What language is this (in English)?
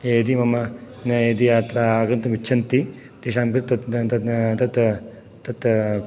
Sanskrit